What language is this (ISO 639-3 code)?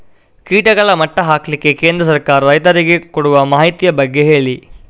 kan